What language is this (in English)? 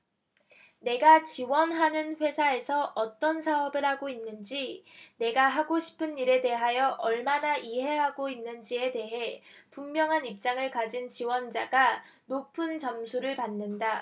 Korean